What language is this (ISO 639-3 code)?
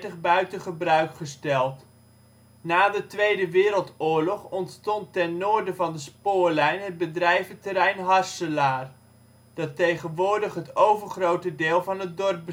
nld